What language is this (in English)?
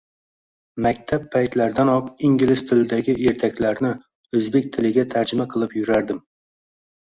Uzbek